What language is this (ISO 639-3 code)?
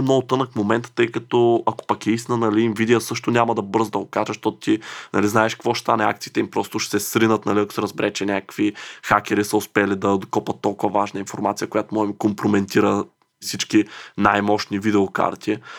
bul